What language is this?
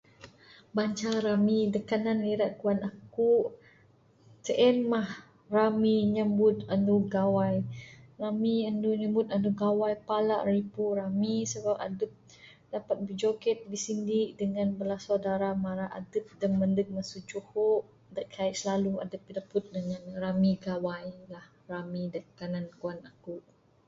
Bukar-Sadung Bidayuh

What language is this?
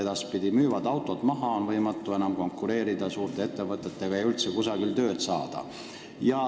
Estonian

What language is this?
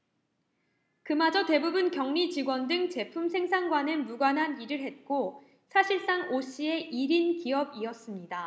Korean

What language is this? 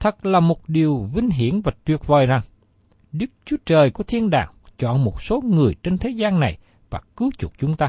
Vietnamese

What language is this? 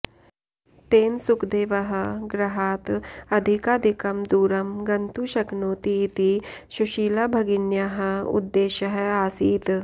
Sanskrit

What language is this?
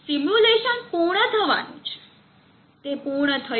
Gujarati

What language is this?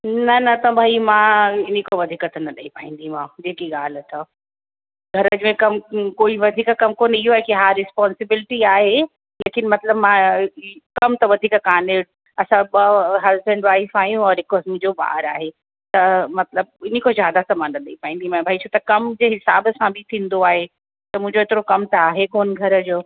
Sindhi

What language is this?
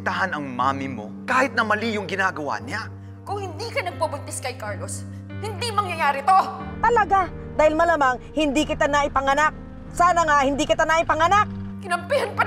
Filipino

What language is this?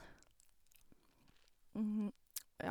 Norwegian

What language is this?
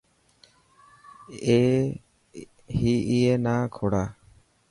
Dhatki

